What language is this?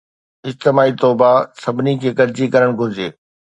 Sindhi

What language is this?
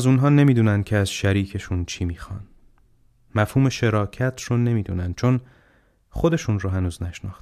Persian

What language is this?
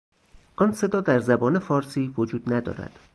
Persian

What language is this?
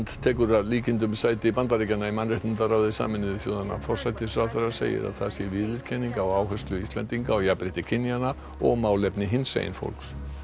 Icelandic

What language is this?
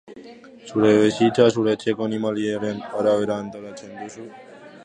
Basque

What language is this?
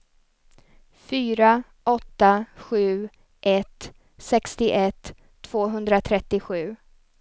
Swedish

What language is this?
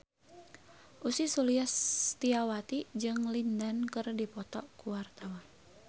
Sundanese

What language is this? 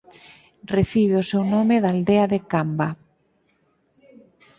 Galician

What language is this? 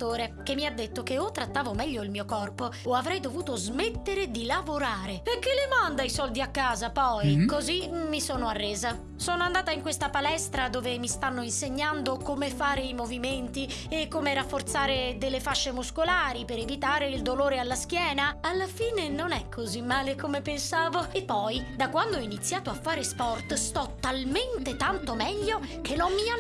Italian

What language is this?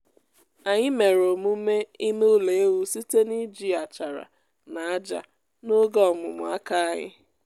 Igbo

